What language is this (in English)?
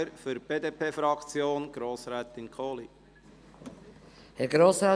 Swiss German